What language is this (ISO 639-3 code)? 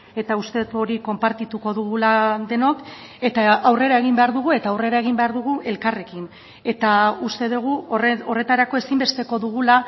eus